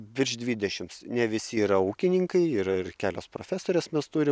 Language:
Lithuanian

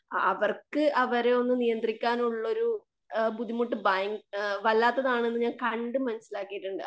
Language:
Malayalam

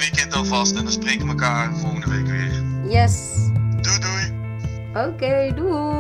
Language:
Dutch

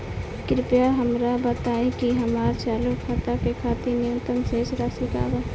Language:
Bhojpuri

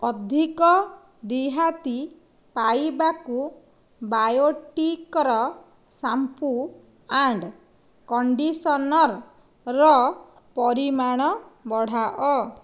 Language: Odia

